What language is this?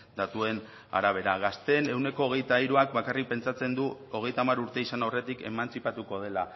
Basque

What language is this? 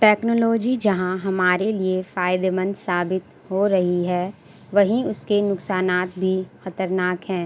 Urdu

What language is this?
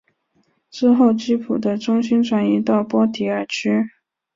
Chinese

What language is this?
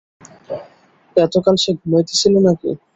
Bangla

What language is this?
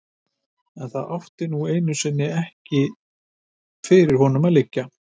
Icelandic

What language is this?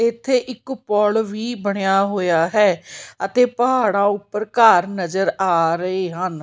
Punjabi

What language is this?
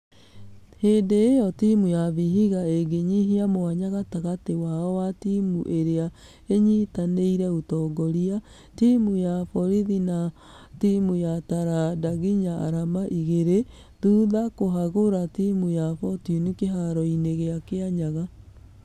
Kikuyu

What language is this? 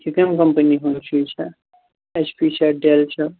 Kashmiri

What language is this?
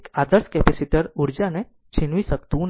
Gujarati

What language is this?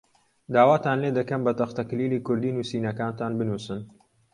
Central Kurdish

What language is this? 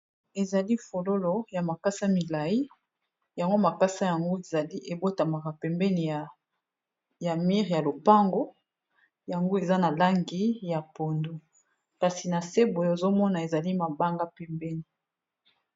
Lingala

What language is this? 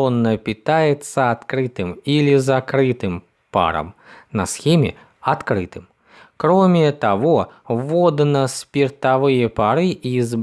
Russian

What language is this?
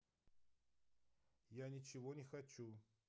Russian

